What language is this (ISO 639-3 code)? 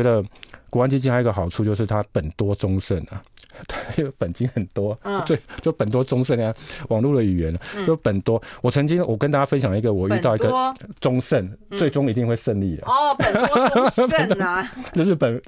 zho